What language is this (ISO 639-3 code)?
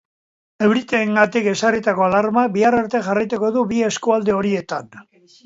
eus